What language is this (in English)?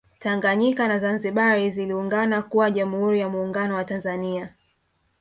Swahili